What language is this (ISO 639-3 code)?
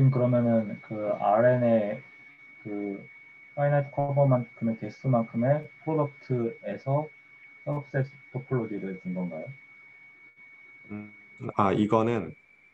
kor